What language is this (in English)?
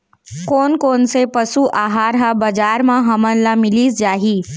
Chhattisgarhi